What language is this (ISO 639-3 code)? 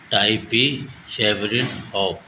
urd